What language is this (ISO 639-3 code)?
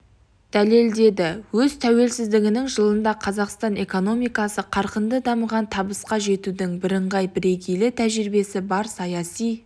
kaz